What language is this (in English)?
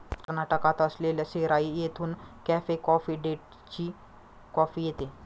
Marathi